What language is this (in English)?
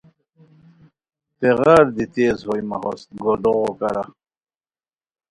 Khowar